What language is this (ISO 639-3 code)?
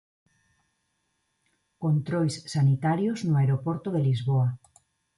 glg